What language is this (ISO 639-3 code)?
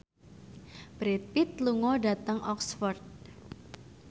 jav